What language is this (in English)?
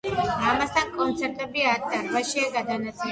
Georgian